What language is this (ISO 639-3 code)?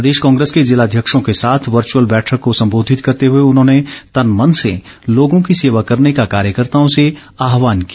hin